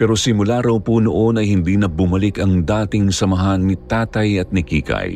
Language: Filipino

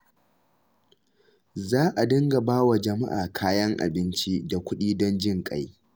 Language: Hausa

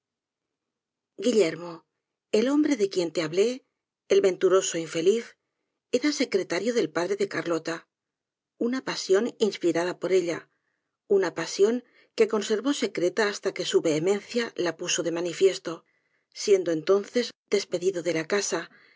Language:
Spanish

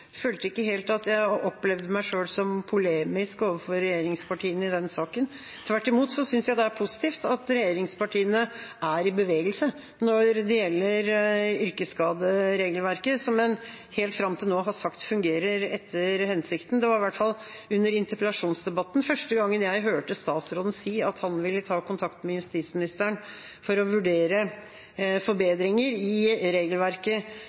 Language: Norwegian Bokmål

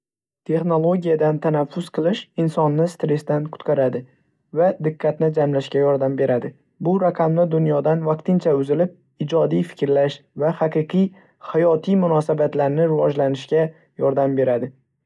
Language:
Uzbek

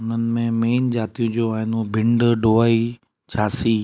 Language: Sindhi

